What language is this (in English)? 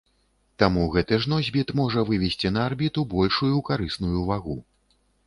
Belarusian